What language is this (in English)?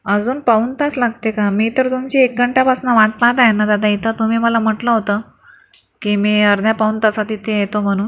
Marathi